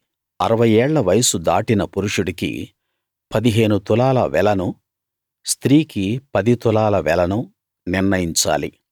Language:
Telugu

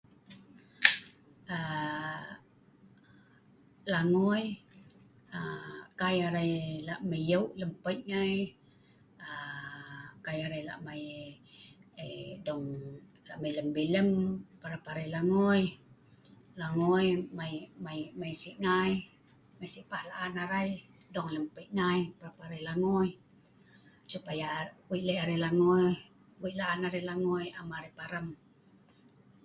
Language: Sa'ban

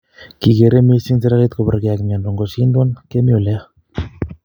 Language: Kalenjin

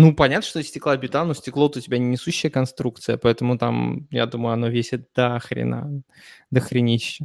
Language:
Russian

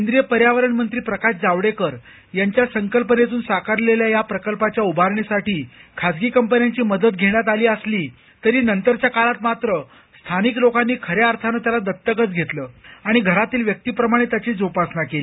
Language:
Marathi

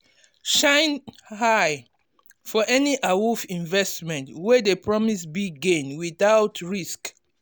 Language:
Nigerian Pidgin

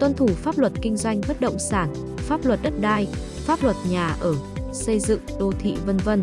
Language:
Vietnamese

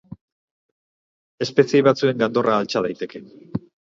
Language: Basque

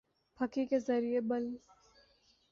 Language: Urdu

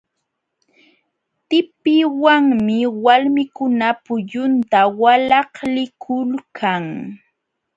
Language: Jauja Wanca Quechua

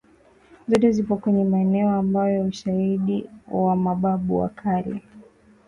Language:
Swahili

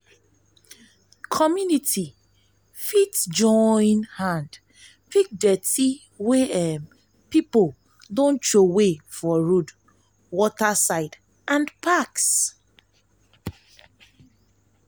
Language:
Nigerian Pidgin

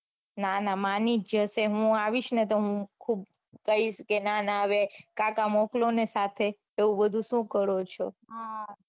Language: Gujarati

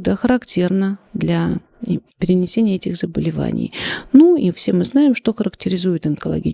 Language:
Russian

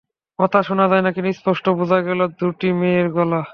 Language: Bangla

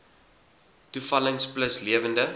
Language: Afrikaans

